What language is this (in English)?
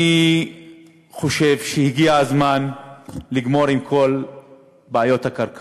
Hebrew